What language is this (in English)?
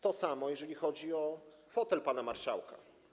Polish